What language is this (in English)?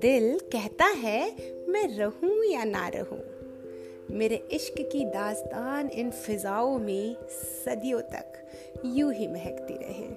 Hindi